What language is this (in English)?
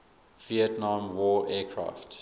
English